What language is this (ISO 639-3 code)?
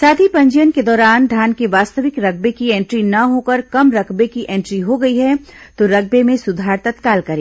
hin